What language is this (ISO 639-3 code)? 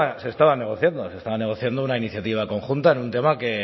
spa